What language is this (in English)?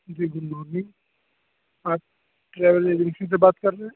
Urdu